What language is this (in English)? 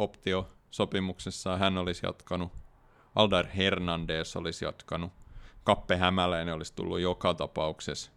Finnish